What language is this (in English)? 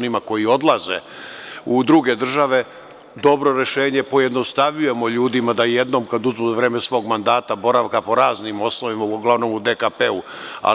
Serbian